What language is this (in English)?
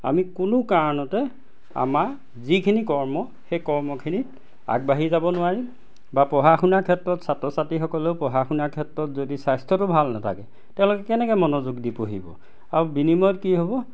Assamese